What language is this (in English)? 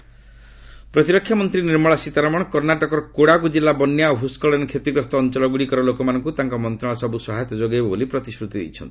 Odia